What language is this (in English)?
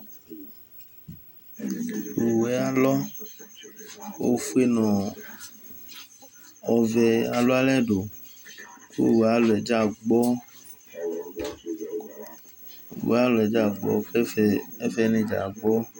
Ikposo